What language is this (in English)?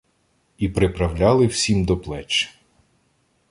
Ukrainian